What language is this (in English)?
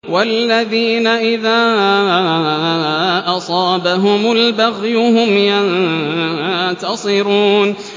Arabic